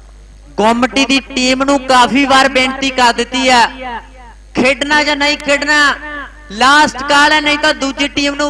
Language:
Hindi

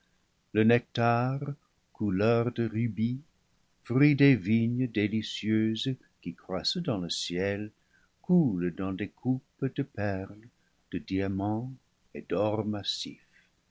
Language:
French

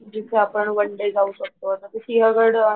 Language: Marathi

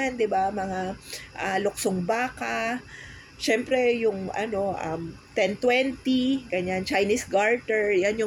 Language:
Filipino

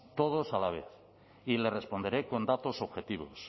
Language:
Spanish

